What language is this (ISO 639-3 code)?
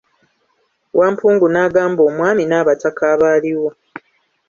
lug